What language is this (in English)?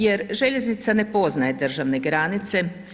Croatian